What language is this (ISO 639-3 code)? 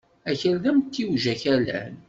kab